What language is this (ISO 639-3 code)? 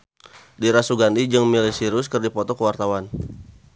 sun